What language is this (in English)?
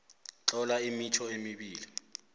South Ndebele